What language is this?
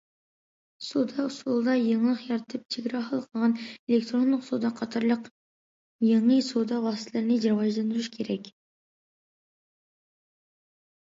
Uyghur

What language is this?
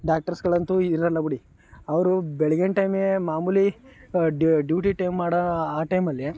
Kannada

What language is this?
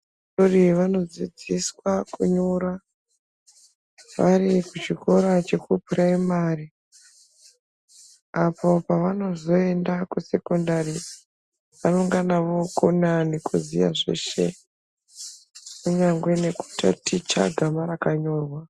Ndau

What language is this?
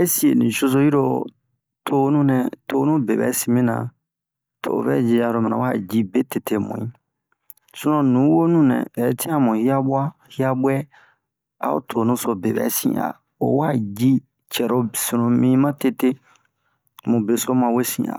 Bomu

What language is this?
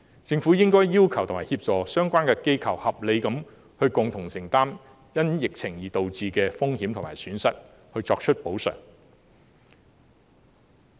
Cantonese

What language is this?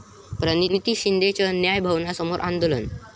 Marathi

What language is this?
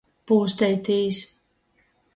Latgalian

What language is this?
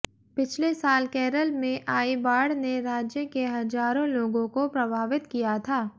Hindi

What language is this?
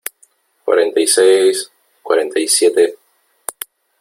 Spanish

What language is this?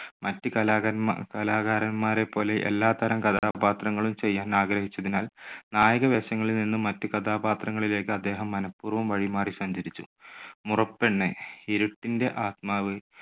Malayalam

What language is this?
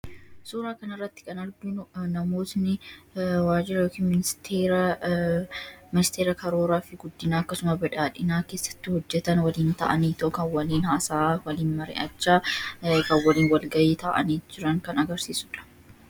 Oromo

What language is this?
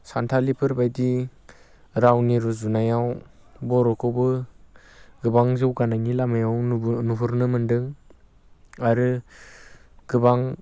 Bodo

